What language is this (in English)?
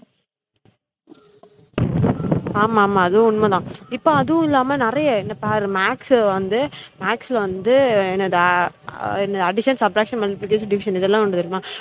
Tamil